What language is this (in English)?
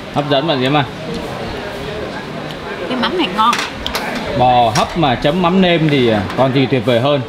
Vietnamese